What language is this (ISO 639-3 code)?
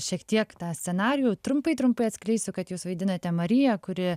lit